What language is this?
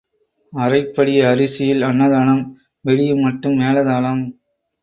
Tamil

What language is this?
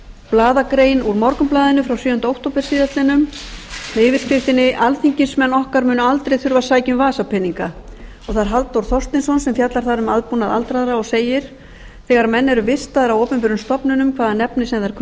Icelandic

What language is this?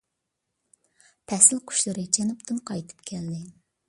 Uyghur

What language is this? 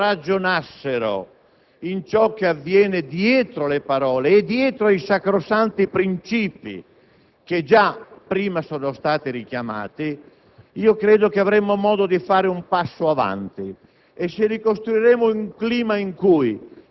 Italian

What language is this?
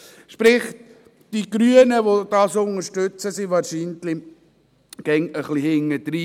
Swiss German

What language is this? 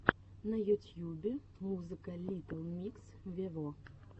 Russian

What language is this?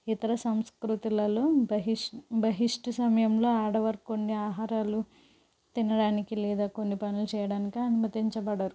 Telugu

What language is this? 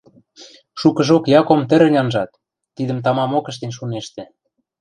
Western Mari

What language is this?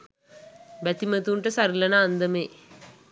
Sinhala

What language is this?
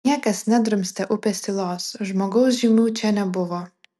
Lithuanian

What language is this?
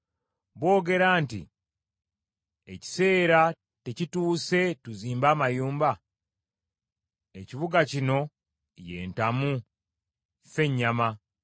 Ganda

